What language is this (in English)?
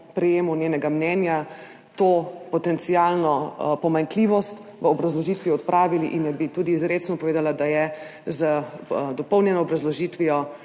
Slovenian